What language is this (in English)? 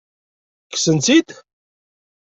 Kabyle